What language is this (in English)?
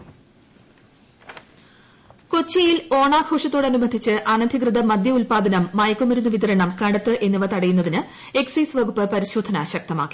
Malayalam